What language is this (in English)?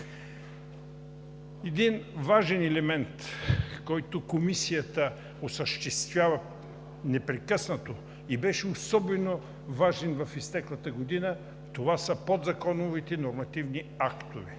Bulgarian